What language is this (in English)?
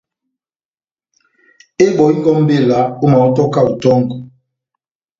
Batanga